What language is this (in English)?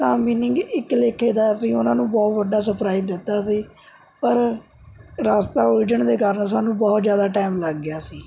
Punjabi